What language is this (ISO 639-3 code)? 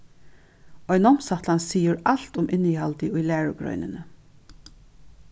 fao